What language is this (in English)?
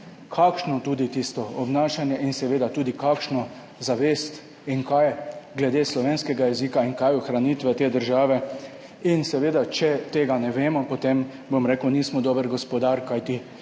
Slovenian